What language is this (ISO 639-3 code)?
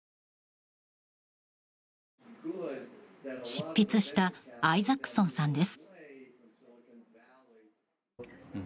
jpn